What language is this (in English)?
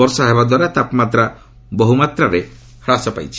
Odia